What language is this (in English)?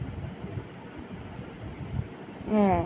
Bangla